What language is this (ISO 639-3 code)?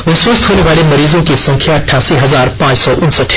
hin